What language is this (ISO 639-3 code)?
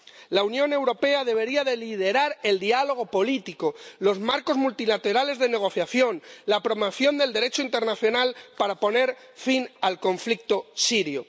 spa